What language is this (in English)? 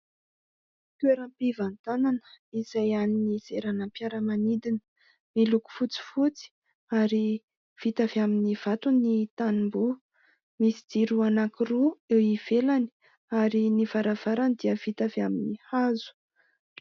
Malagasy